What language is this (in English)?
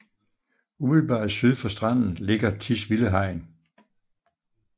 Danish